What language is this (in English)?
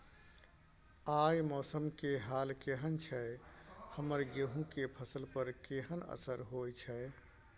Maithili